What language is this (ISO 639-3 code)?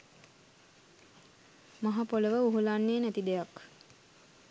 sin